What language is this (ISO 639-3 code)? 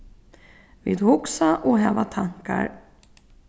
fao